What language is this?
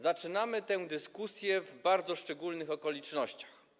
Polish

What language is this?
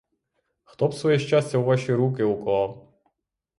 Ukrainian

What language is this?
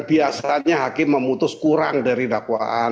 Indonesian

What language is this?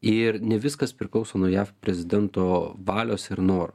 Lithuanian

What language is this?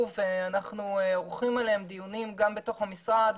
Hebrew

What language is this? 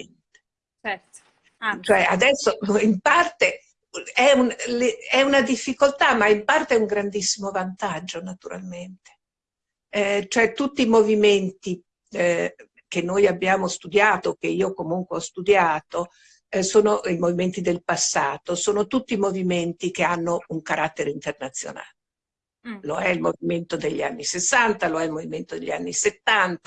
Italian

